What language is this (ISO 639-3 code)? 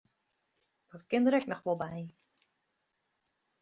fry